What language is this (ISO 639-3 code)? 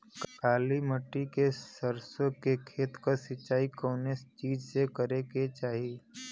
bho